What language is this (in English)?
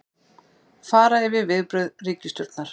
Icelandic